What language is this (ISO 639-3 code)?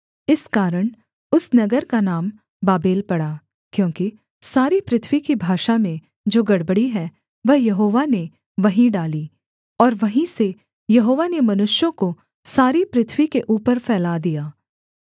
hin